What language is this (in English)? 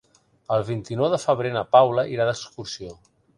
Catalan